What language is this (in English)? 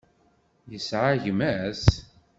Kabyle